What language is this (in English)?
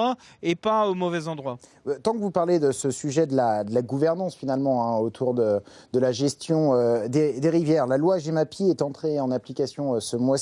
French